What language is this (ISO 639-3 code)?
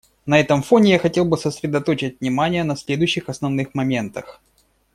rus